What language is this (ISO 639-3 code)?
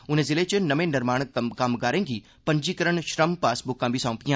doi